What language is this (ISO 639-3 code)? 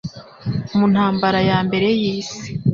kin